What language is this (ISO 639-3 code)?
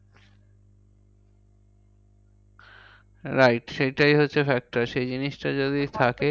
ben